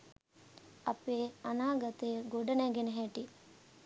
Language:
Sinhala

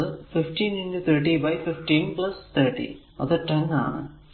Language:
Malayalam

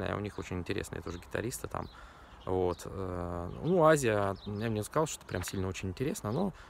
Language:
Russian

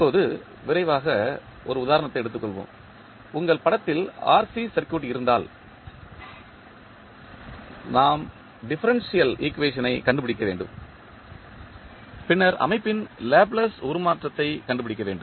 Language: Tamil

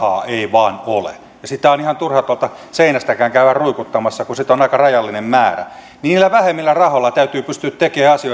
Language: Finnish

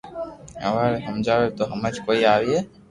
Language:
Loarki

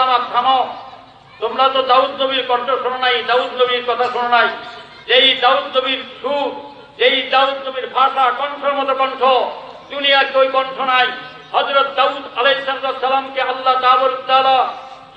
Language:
Turkish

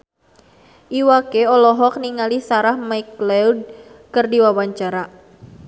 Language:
Sundanese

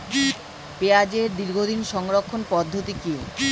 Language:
Bangla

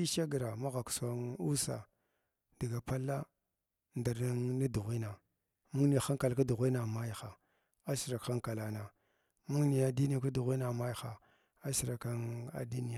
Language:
Glavda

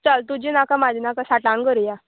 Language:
Konkani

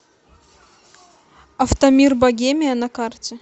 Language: Russian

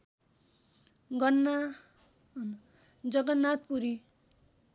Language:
Nepali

